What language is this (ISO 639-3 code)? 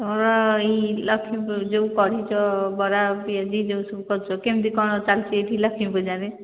ori